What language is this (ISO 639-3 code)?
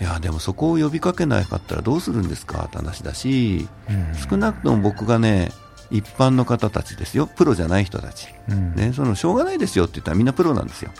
jpn